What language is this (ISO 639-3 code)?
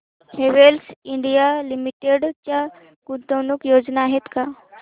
mar